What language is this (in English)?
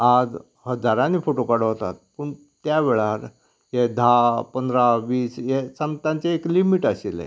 Konkani